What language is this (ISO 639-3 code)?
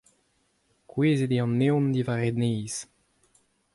bre